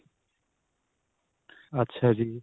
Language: Punjabi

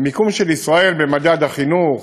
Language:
Hebrew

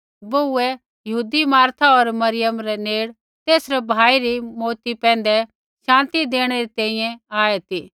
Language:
Kullu Pahari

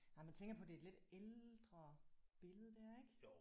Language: Danish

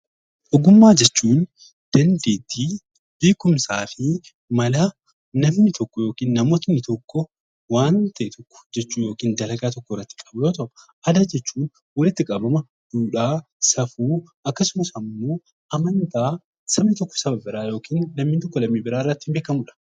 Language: Oromo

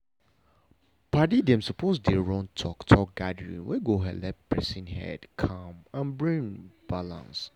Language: Nigerian Pidgin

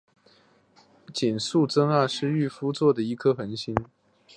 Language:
Chinese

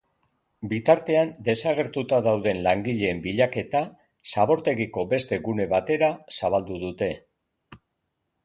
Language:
Basque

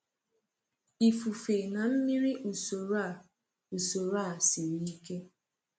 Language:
Igbo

